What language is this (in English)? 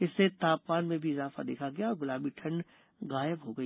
Hindi